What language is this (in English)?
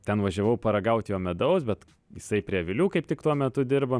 Lithuanian